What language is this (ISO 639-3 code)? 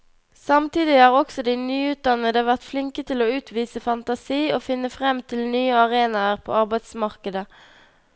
nor